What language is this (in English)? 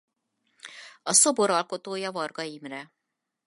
Hungarian